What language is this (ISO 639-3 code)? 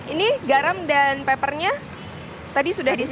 ind